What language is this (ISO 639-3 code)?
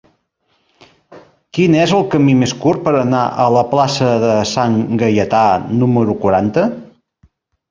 cat